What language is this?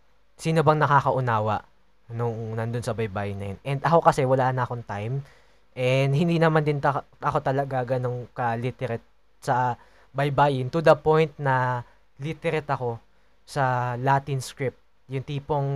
Filipino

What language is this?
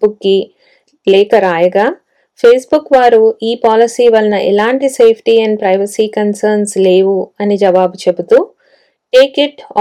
Telugu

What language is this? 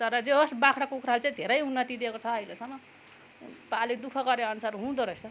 Nepali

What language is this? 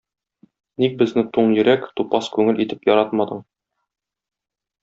Tatar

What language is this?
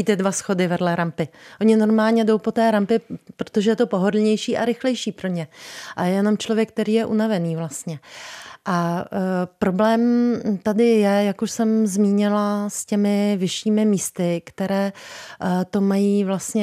Czech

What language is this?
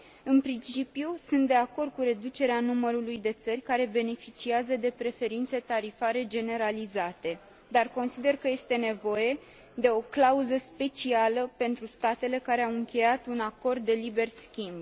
Romanian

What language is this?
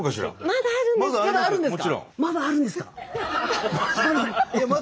Japanese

